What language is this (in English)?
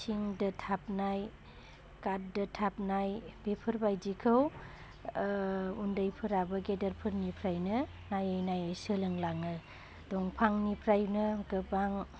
Bodo